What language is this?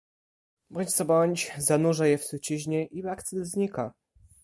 Polish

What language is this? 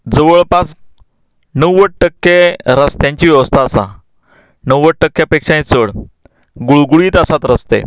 Konkani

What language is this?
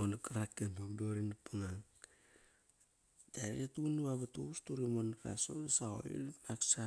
Kairak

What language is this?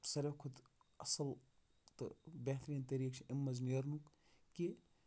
Kashmiri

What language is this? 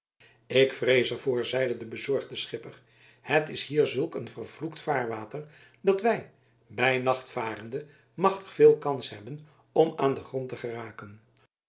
Dutch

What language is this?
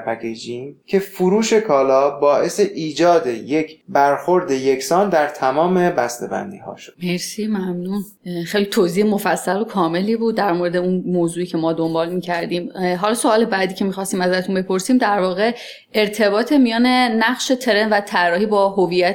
Persian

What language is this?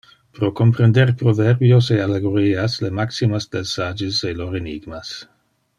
Interlingua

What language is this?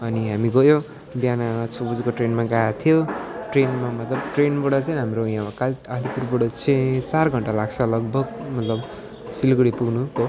Nepali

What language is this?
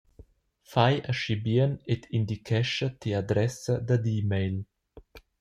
Romansh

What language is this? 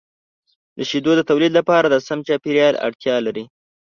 Pashto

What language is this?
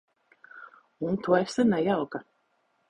Latvian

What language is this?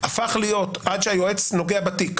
Hebrew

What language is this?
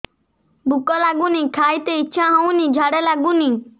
Odia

